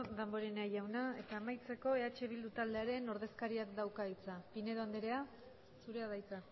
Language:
Basque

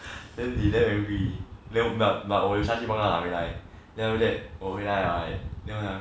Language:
English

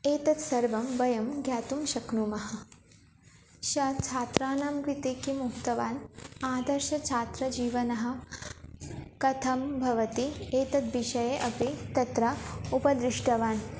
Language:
Sanskrit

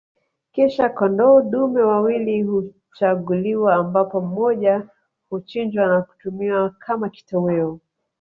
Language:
Swahili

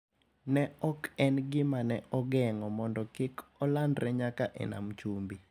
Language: Luo (Kenya and Tanzania)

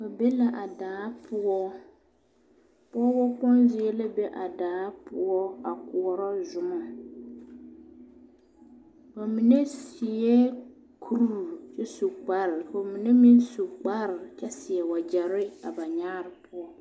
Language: Southern Dagaare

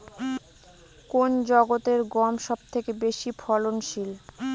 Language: Bangla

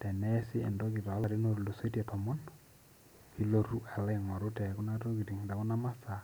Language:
Masai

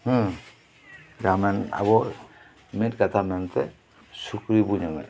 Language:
Santali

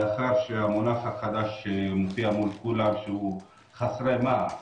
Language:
Hebrew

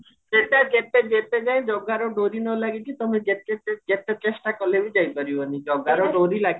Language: Odia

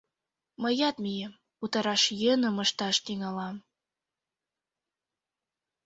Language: Mari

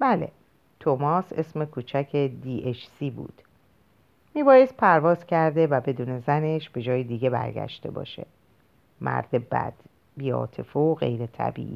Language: Persian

